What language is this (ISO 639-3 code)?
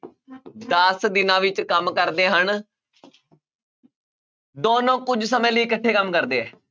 pan